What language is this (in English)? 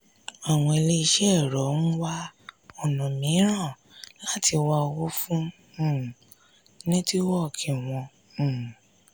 Yoruba